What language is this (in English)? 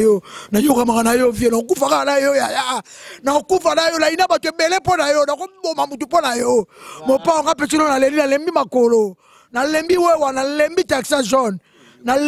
French